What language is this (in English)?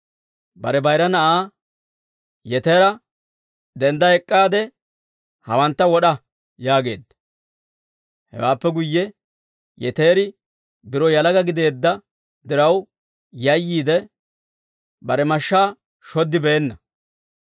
Dawro